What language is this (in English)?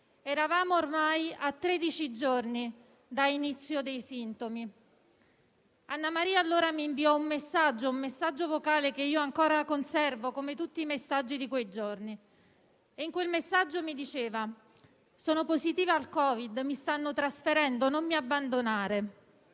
Italian